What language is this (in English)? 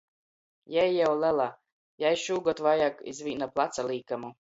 Latgalian